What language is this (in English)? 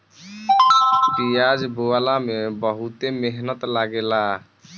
Bhojpuri